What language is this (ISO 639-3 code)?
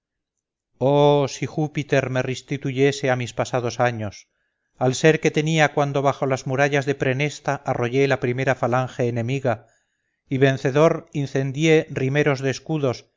spa